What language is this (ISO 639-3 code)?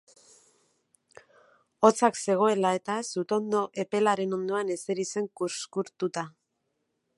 eus